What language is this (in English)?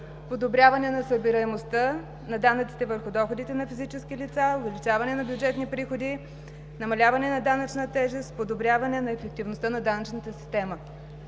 Bulgarian